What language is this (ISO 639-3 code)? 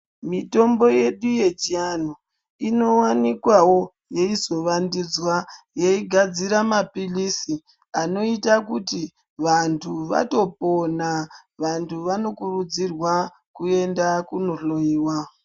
ndc